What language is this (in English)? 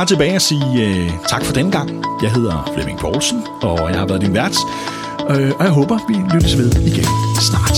Danish